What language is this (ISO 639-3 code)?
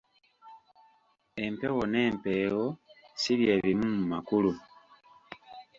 lug